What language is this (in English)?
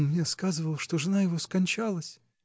Russian